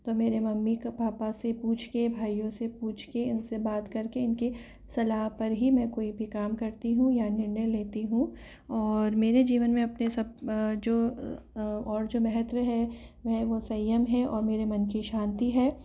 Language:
Hindi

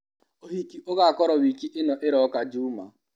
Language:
Kikuyu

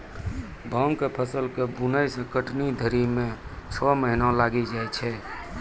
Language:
Maithili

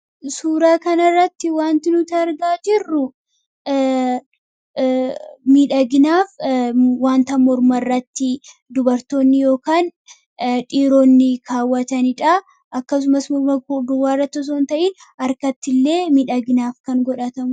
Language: Oromo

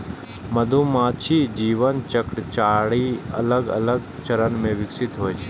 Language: Maithili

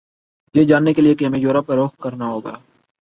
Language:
Urdu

